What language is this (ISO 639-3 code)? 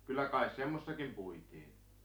fin